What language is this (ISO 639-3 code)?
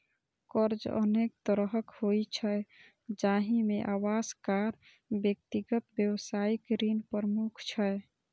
mai